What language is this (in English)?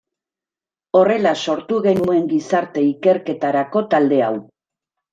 Basque